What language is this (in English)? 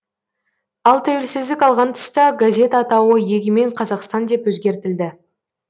Kazakh